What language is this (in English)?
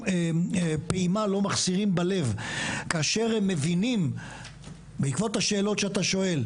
Hebrew